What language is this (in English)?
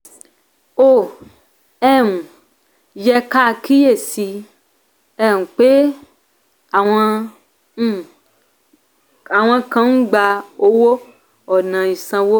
Yoruba